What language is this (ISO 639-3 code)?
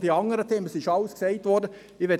gsw